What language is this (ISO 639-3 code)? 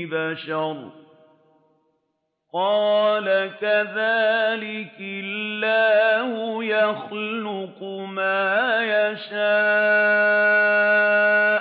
ara